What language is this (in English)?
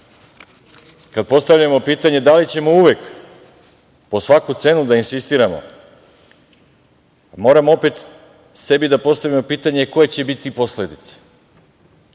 Serbian